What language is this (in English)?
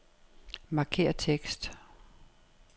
Danish